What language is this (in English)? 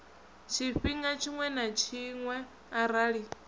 Venda